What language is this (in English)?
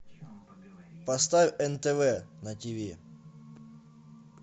Russian